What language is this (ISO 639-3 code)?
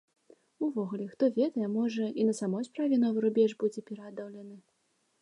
bel